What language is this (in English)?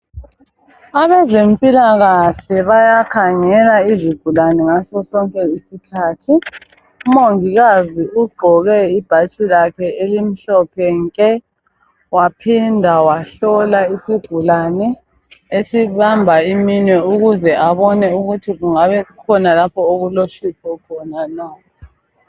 North Ndebele